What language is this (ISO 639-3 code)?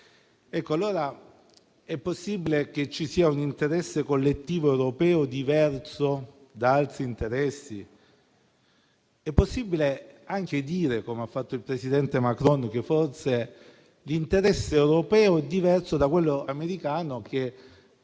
ita